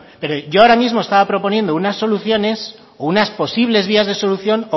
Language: Spanish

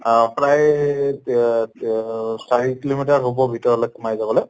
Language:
Assamese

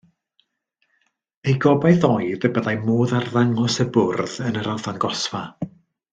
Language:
Welsh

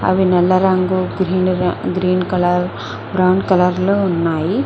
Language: Telugu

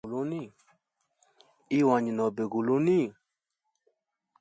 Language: Hemba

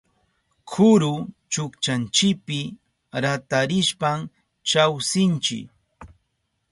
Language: Southern Pastaza Quechua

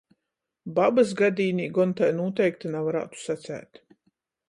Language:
Latgalian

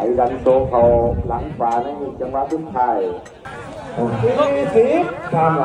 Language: Thai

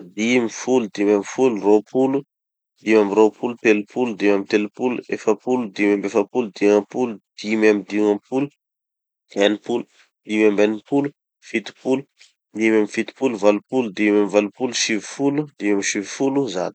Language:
Tanosy Malagasy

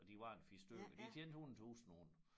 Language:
Danish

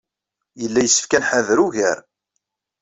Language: Kabyle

